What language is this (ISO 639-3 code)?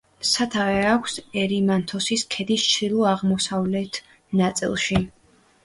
kat